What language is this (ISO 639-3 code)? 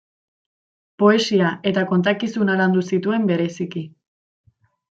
eus